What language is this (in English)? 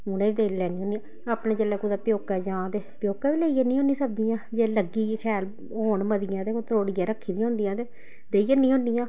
Dogri